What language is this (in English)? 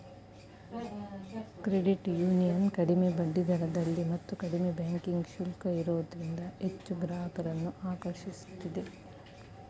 Kannada